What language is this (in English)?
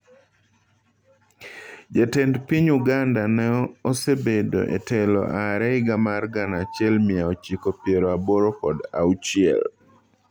Luo (Kenya and Tanzania)